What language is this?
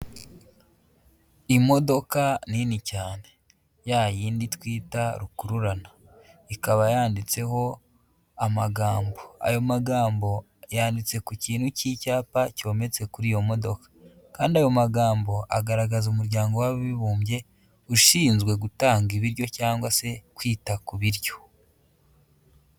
Kinyarwanda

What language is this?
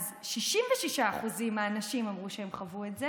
Hebrew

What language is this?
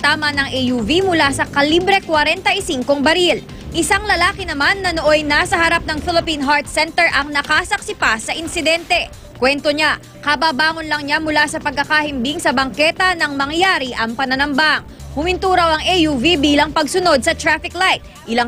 Filipino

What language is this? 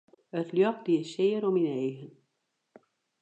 Western Frisian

